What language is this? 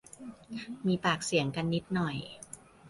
Thai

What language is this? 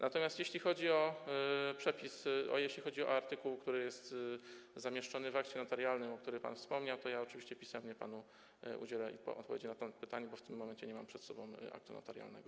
Polish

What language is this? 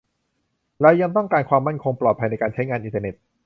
Thai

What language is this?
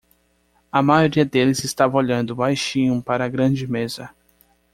Portuguese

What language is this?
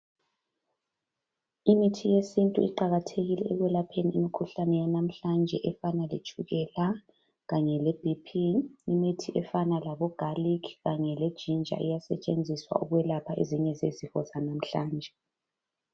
North Ndebele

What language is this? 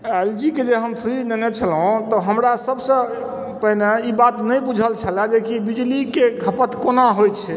Maithili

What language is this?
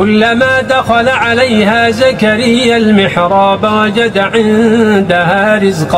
Arabic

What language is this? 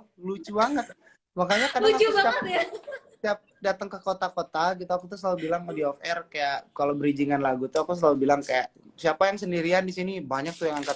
Indonesian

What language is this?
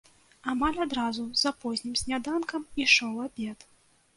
Belarusian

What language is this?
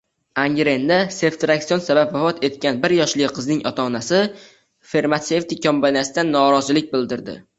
Uzbek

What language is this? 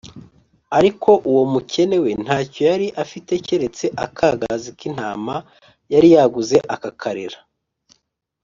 Kinyarwanda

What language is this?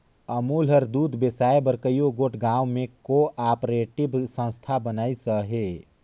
Chhattisgarhi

